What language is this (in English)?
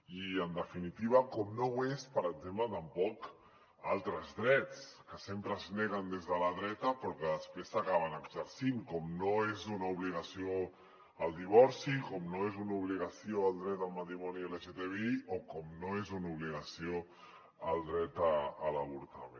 Catalan